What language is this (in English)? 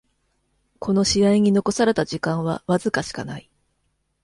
Japanese